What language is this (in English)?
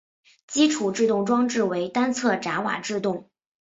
Chinese